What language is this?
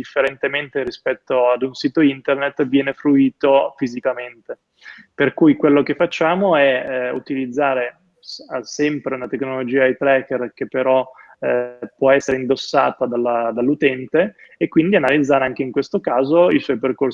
Italian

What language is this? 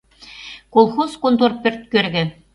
Mari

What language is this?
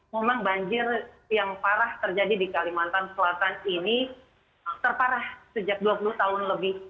Indonesian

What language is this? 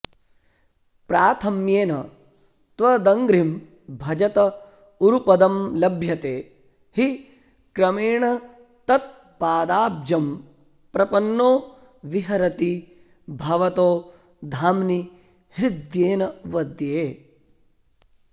Sanskrit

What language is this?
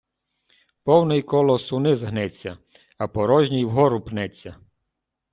Ukrainian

